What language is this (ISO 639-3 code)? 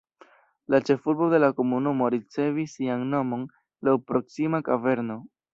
epo